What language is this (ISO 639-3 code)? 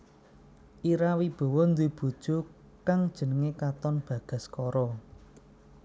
jav